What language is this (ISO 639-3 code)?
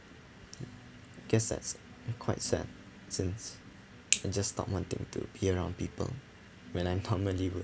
eng